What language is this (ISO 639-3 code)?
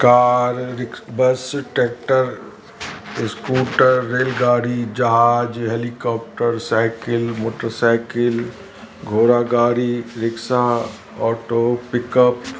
snd